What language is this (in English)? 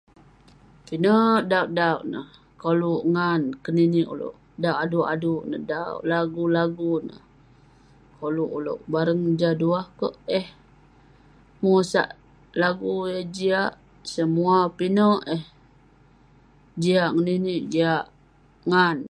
Western Penan